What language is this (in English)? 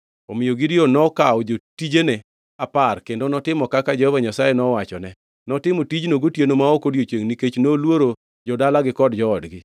Luo (Kenya and Tanzania)